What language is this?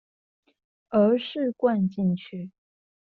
Chinese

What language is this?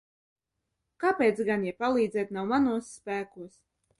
Latvian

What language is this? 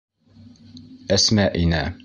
Bashkir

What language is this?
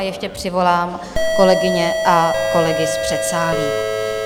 Czech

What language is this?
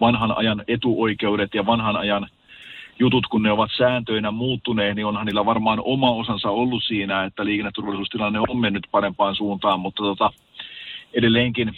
Finnish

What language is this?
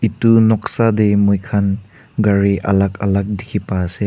Naga Pidgin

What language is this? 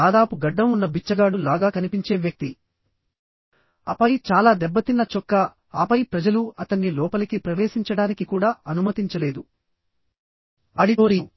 Telugu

